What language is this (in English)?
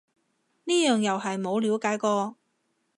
Cantonese